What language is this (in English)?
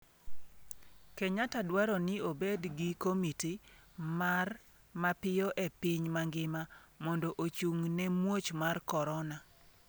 Luo (Kenya and Tanzania)